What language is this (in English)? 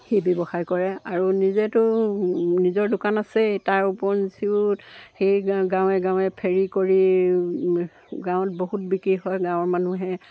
Assamese